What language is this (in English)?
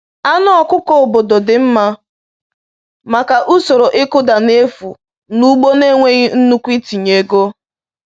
Igbo